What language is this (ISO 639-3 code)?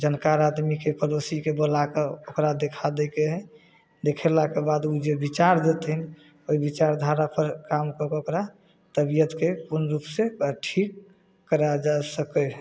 mai